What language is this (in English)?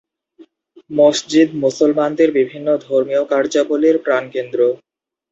Bangla